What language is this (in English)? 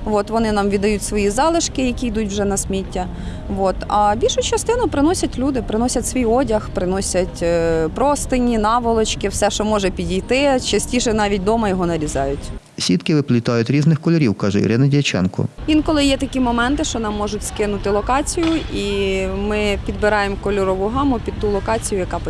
Ukrainian